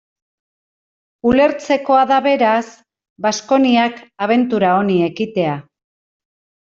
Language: Basque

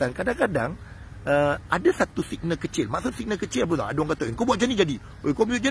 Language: Malay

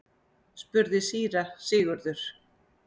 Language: Icelandic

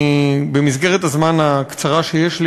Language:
Hebrew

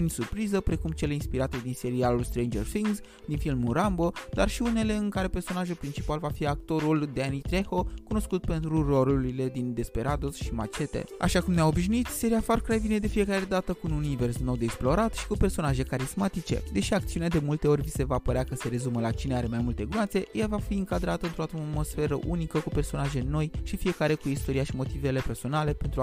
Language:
Romanian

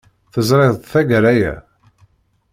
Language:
Kabyle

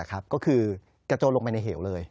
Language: Thai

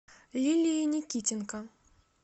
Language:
Russian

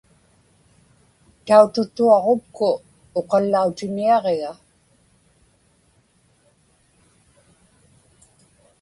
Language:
Inupiaq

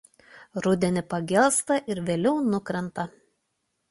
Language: Lithuanian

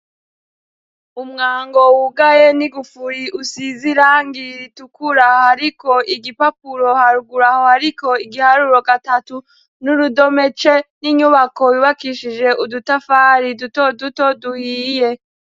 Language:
Rundi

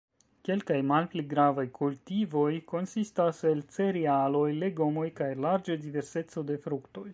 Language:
Esperanto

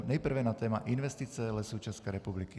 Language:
Czech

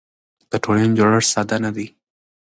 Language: Pashto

